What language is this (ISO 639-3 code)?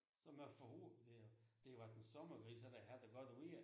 dan